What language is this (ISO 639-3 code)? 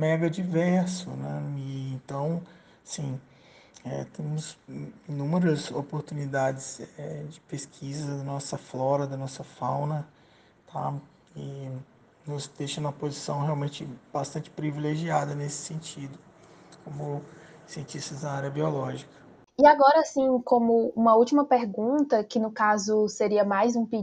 por